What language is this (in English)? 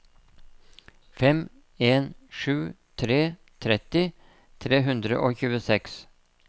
Norwegian